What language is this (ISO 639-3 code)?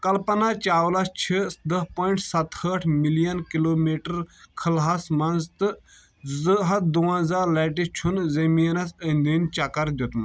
kas